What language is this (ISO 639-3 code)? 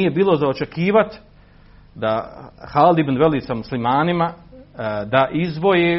hrv